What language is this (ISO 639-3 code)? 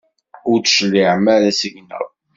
kab